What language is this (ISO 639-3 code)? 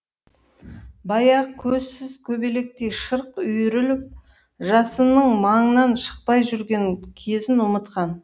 kaz